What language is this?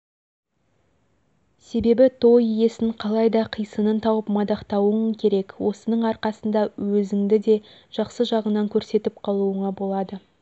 Kazakh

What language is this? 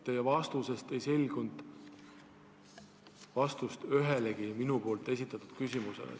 Estonian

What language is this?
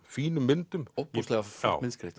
Icelandic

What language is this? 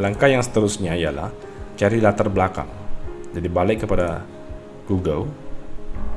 Malay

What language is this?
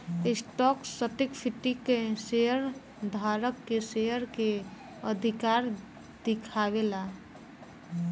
Bhojpuri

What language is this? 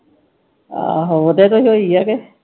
Punjabi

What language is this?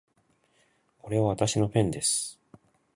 Japanese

